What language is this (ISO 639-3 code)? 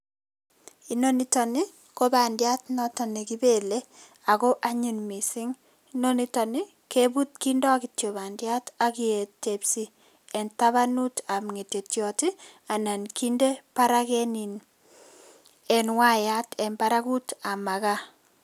kln